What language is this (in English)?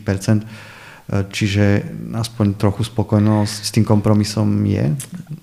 Slovak